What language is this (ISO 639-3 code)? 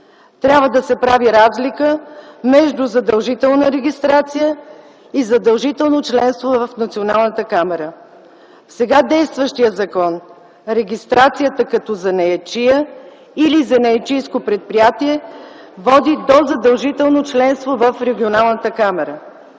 bul